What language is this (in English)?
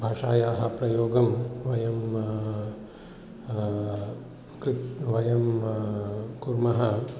Sanskrit